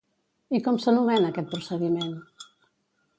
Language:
Catalan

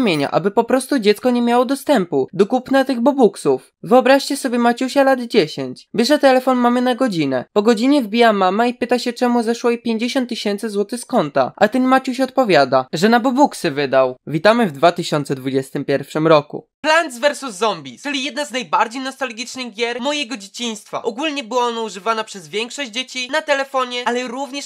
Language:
Polish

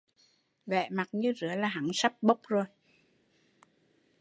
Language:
Vietnamese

